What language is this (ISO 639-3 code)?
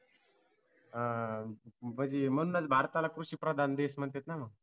mar